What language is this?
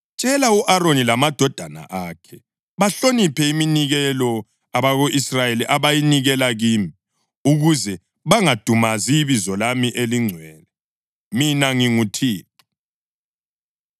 North Ndebele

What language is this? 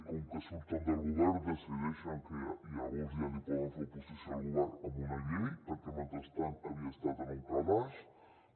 Catalan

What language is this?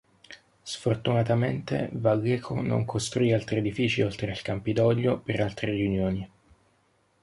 Italian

